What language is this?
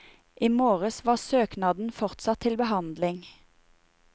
Norwegian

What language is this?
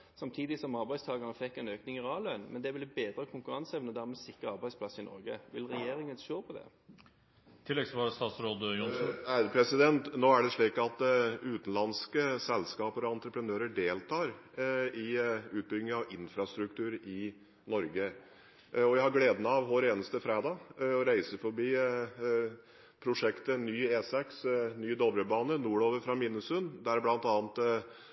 Norwegian Bokmål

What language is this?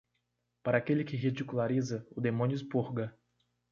Portuguese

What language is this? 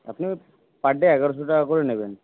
Bangla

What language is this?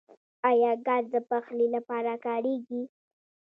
Pashto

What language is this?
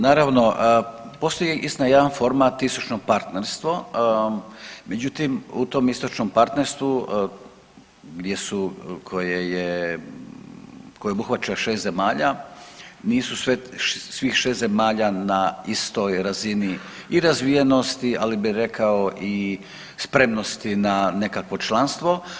Croatian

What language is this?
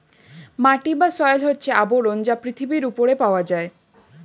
Bangla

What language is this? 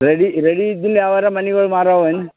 Kannada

